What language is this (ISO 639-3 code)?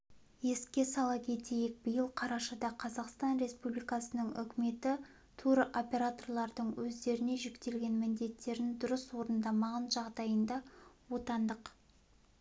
kaz